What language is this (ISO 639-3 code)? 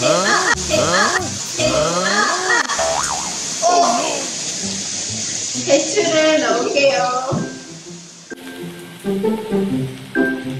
kor